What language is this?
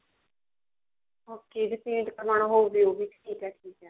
Punjabi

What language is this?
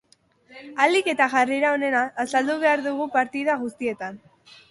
Basque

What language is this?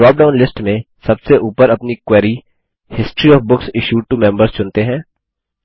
Hindi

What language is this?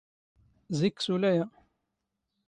Standard Moroccan Tamazight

